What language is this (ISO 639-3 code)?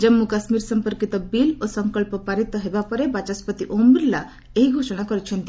ori